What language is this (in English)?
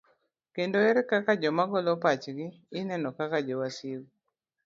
Luo (Kenya and Tanzania)